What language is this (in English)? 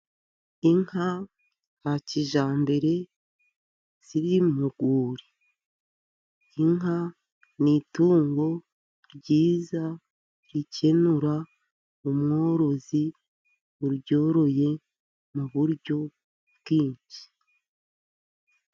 Kinyarwanda